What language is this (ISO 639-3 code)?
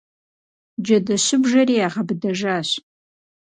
kbd